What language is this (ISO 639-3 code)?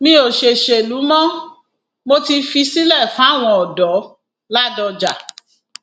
yor